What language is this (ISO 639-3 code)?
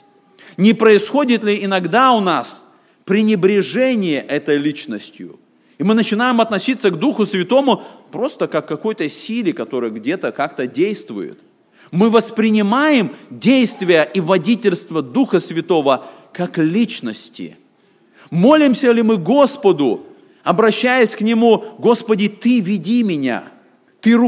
rus